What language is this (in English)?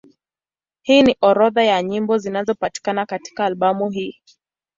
Swahili